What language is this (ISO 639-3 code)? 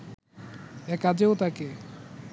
ben